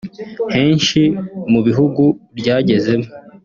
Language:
Kinyarwanda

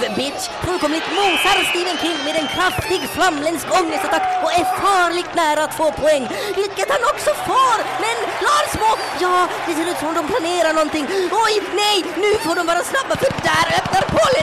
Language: Swedish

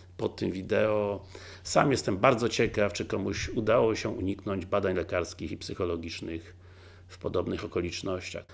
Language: Polish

